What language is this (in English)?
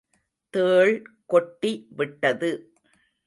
Tamil